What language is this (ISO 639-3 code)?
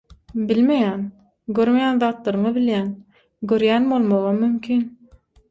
tuk